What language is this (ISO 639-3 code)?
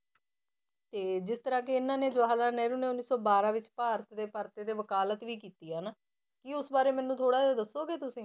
pan